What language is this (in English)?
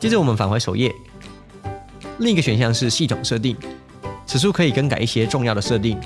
Chinese